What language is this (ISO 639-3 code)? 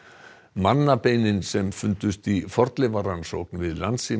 isl